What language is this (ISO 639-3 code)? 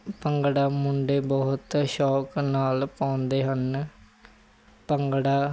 pan